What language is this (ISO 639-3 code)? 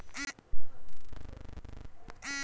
bho